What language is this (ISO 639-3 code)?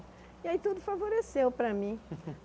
por